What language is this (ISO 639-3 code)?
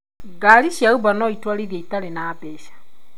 kik